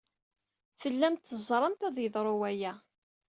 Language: Kabyle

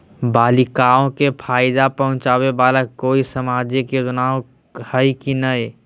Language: Magahi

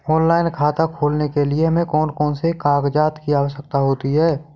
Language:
Hindi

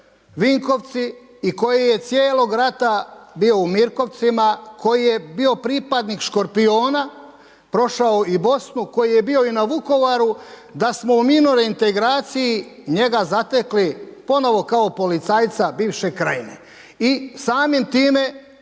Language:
Croatian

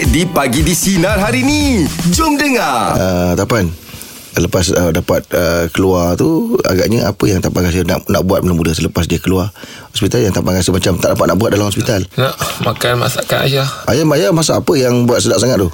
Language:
Malay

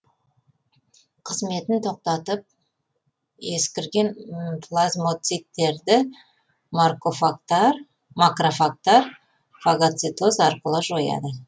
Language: Kazakh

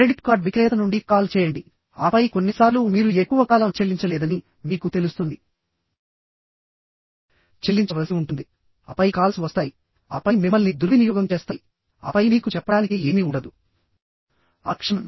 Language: Telugu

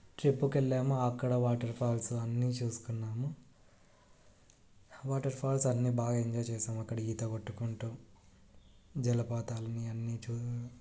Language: Telugu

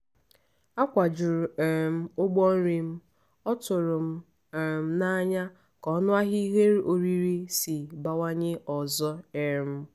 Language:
Igbo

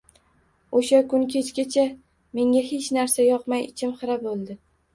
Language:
Uzbek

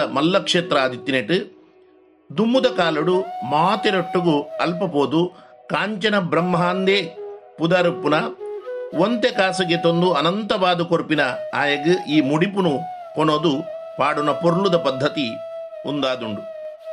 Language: Kannada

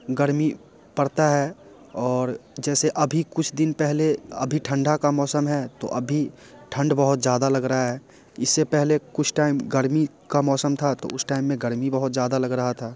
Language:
Hindi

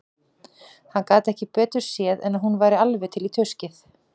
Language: Icelandic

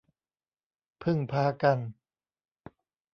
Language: Thai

